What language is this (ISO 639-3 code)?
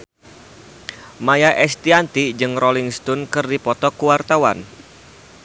sun